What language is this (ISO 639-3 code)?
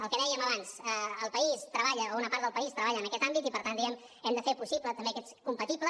cat